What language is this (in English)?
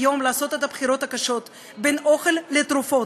Hebrew